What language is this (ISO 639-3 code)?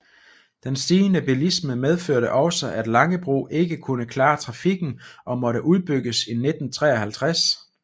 dan